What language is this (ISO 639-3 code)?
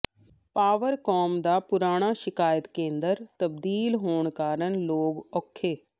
pan